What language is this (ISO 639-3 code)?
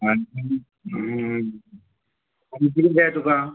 kok